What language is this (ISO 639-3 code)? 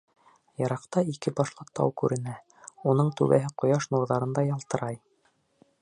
bak